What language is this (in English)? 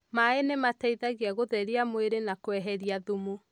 Kikuyu